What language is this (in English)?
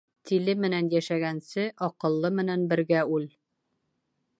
Bashkir